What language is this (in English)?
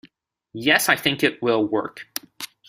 English